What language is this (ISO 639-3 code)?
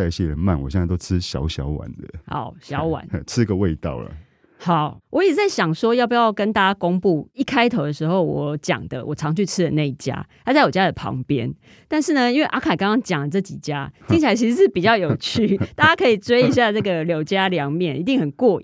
zho